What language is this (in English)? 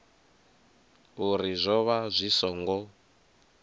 Venda